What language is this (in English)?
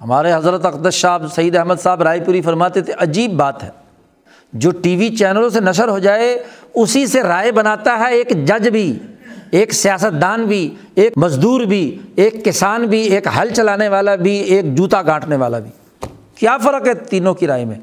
Urdu